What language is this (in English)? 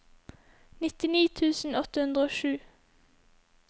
Norwegian